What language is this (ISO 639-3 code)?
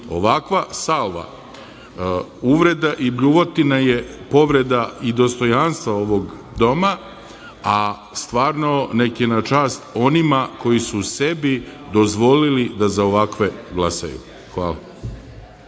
srp